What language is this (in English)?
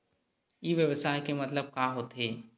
Chhattisgarhi